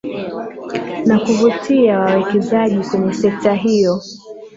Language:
Swahili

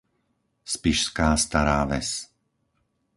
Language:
Slovak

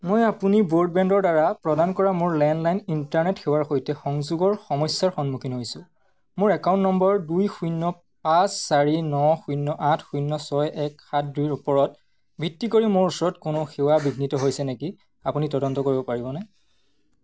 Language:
Assamese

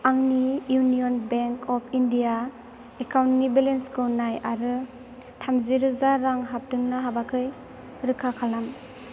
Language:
Bodo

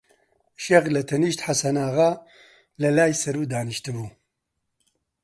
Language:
Central Kurdish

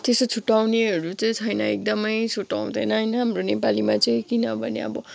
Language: Nepali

